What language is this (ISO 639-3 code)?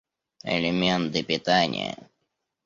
rus